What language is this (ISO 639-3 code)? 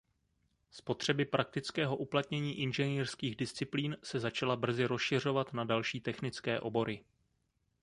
ces